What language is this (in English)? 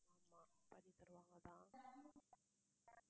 Tamil